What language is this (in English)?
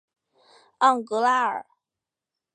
Chinese